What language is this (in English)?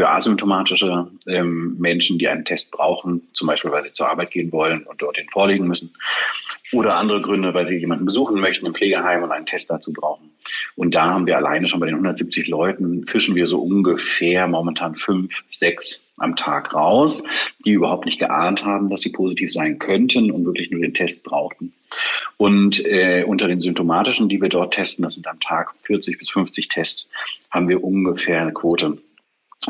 German